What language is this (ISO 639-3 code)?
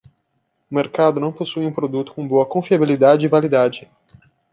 por